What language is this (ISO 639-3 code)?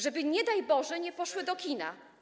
pol